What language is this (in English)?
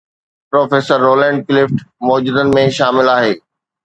Sindhi